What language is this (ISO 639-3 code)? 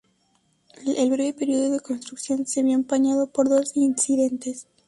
spa